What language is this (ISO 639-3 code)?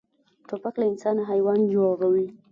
pus